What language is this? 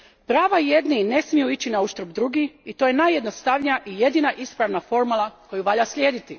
Croatian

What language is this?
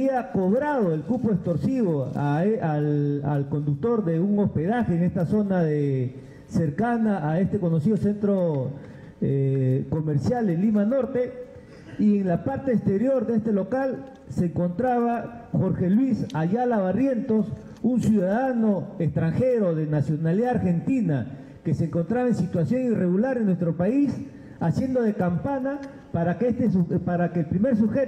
Spanish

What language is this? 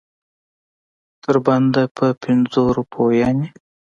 Pashto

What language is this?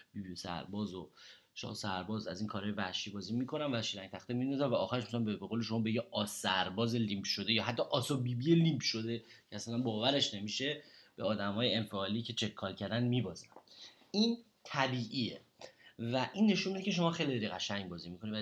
Persian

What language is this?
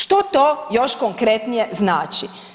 Croatian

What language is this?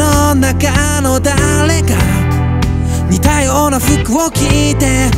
Korean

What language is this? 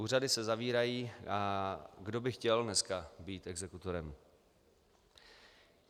Czech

